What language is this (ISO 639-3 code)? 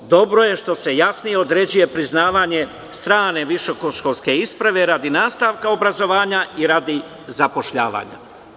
srp